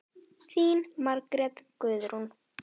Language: Icelandic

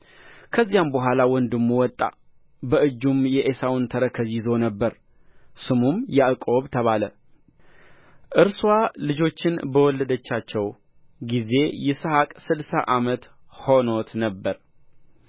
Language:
Amharic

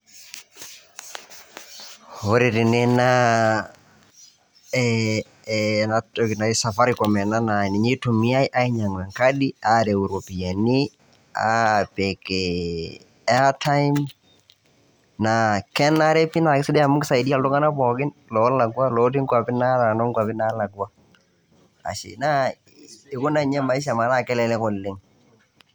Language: Masai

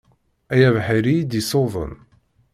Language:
Kabyle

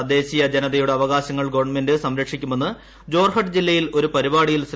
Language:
Malayalam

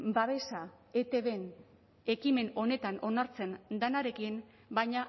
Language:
Basque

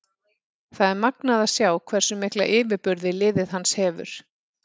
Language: Icelandic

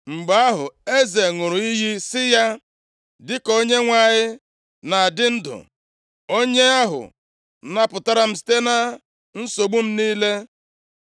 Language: Igbo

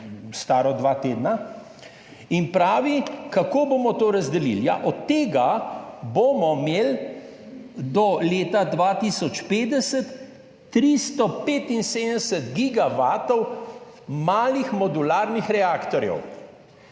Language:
Slovenian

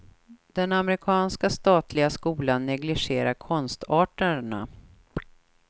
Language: Swedish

